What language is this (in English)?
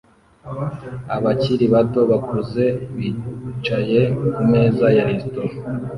Kinyarwanda